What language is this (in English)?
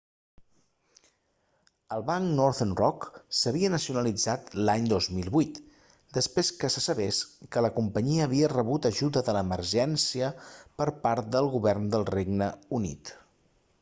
Catalan